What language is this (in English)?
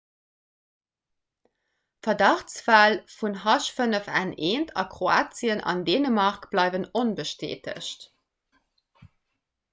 Luxembourgish